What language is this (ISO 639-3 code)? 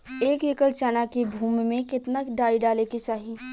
bho